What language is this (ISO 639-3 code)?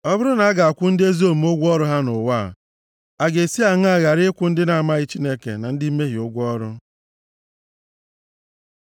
ibo